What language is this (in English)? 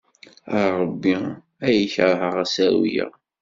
Kabyle